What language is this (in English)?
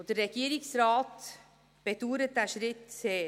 Swiss German